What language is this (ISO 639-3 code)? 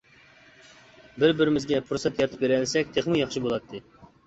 uig